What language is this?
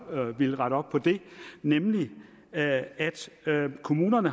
Danish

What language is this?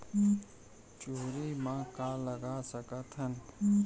Chhattisgarhi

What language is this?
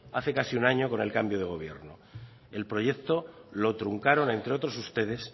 Spanish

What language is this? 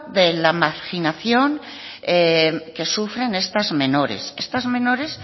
Spanish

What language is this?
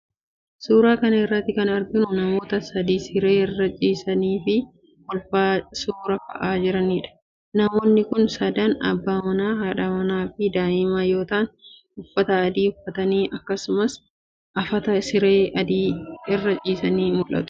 Oromo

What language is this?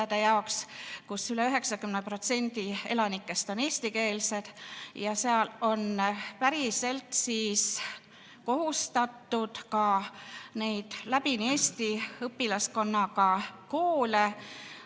Estonian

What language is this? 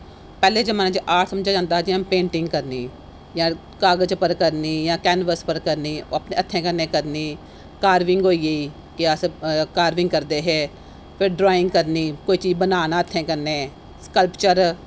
Dogri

